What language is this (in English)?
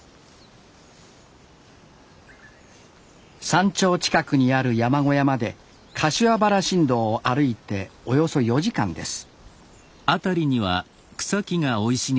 Japanese